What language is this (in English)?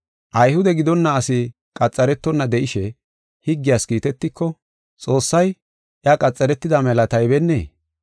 Gofa